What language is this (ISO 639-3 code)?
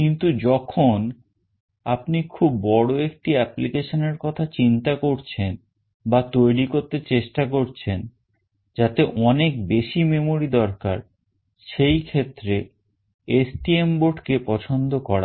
ben